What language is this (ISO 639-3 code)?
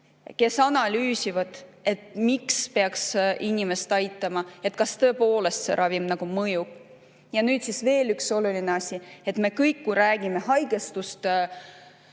est